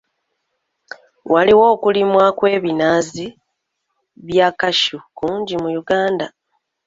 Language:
Ganda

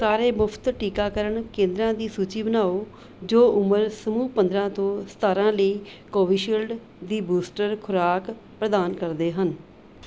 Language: Punjabi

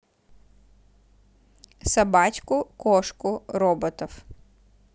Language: Russian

